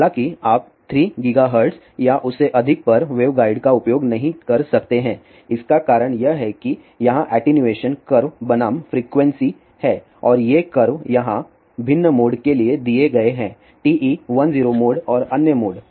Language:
Hindi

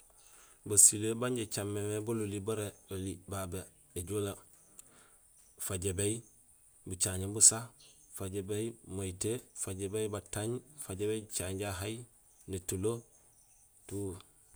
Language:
Gusilay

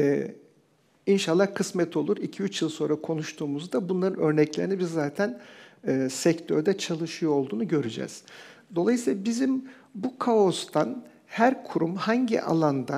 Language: Turkish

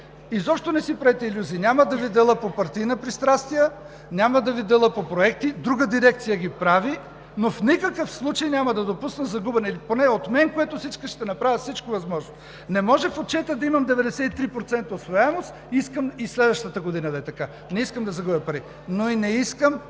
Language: Bulgarian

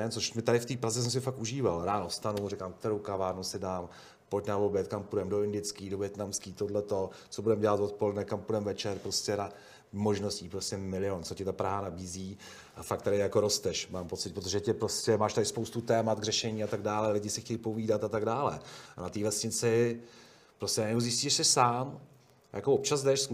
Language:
Czech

